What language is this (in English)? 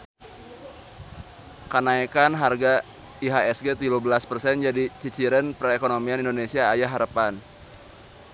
Sundanese